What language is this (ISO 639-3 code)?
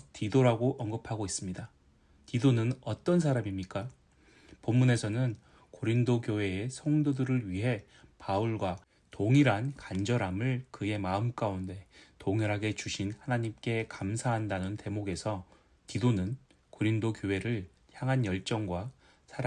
kor